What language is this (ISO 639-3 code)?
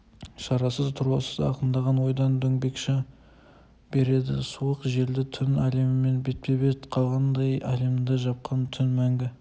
kaz